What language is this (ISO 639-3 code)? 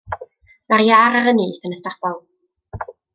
cym